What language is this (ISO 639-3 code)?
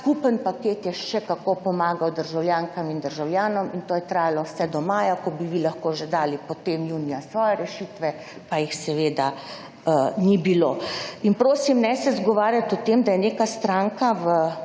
slv